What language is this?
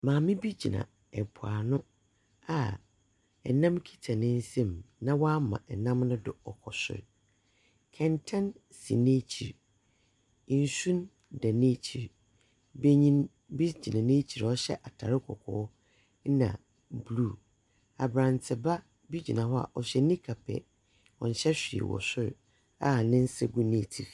Akan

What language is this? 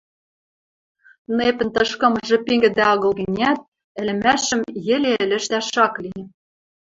Western Mari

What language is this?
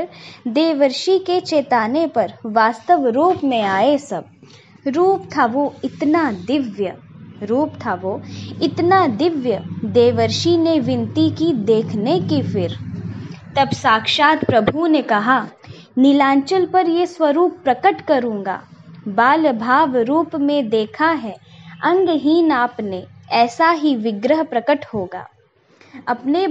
Hindi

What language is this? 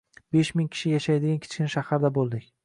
Uzbek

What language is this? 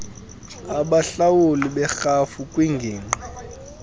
Xhosa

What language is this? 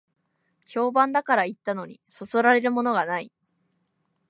Japanese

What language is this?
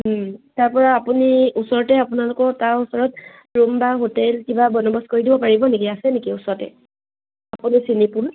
Assamese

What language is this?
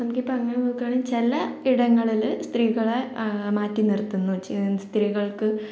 Malayalam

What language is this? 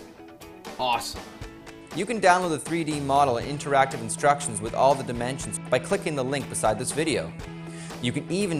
English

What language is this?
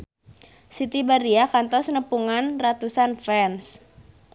Sundanese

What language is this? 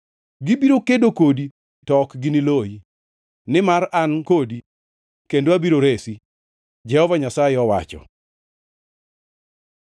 Luo (Kenya and Tanzania)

